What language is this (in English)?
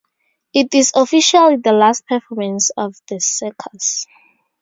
English